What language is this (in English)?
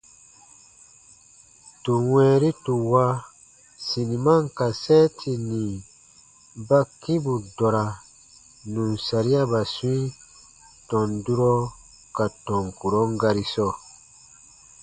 Baatonum